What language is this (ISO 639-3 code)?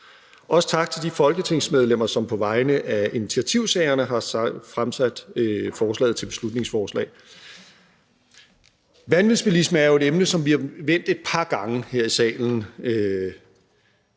dan